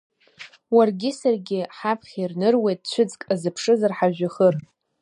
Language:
Abkhazian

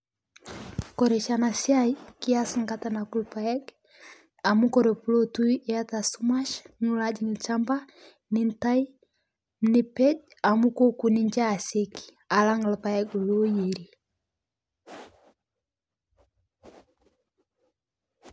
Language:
Masai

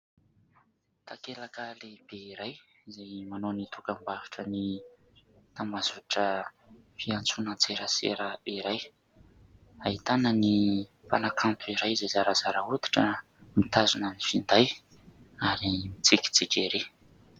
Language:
Malagasy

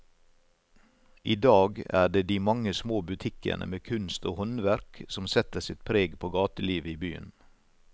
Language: Norwegian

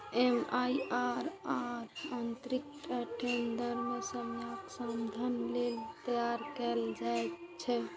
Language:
Maithili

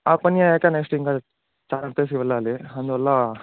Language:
Telugu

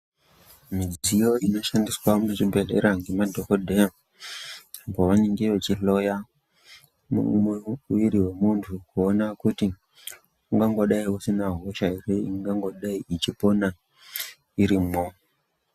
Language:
Ndau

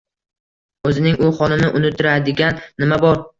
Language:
Uzbek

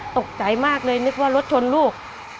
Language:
Thai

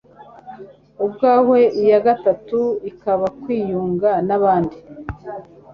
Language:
Kinyarwanda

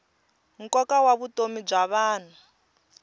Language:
Tsonga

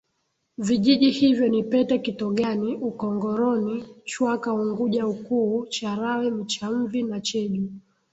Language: Swahili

